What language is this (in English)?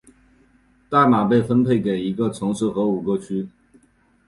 Chinese